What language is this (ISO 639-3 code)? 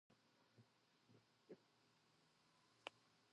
jpn